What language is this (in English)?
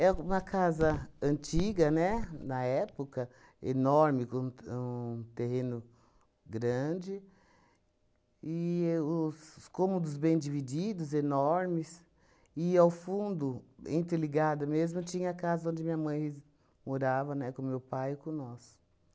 Portuguese